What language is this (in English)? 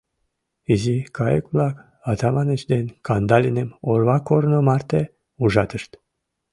Mari